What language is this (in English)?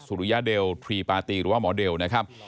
Thai